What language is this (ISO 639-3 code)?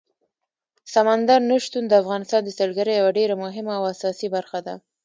pus